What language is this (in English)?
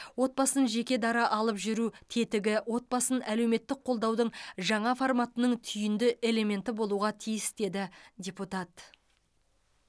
Kazakh